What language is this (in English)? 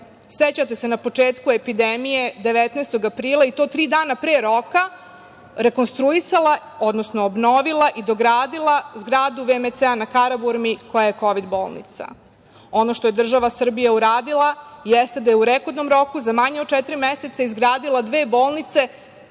Serbian